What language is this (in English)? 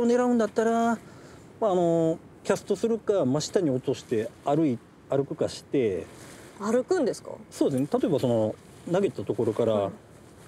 Japanese